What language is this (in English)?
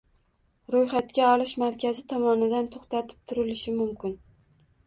Uzbek